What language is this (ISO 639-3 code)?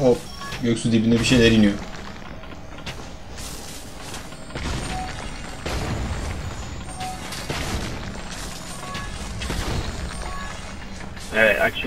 tur